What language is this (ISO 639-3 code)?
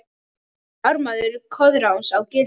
isl